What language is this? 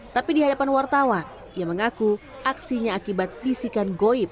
Indonesian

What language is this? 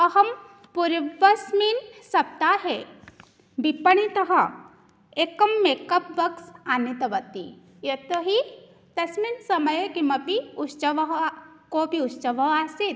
Sanskrit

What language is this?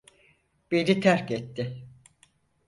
Turkish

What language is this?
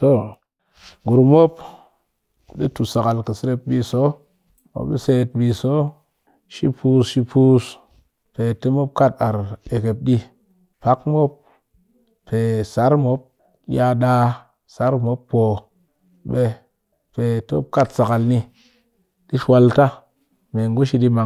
Cakfem-Mushere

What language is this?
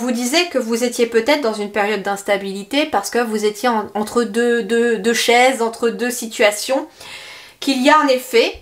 French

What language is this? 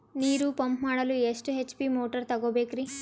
Kannada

